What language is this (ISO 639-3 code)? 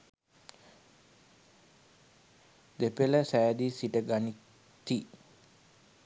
sin